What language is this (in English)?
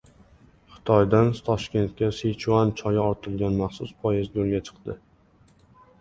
Uzbek